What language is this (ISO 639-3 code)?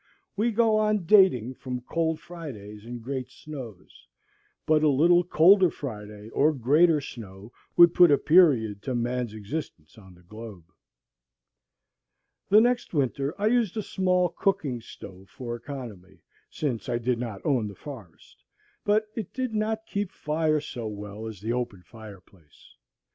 eng